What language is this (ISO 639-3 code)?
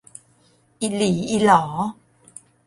tha